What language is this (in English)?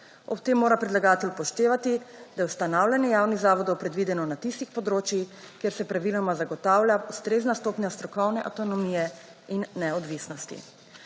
Slovenian